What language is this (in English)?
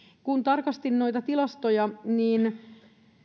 Finnish